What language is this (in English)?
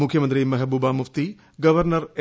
Malayalam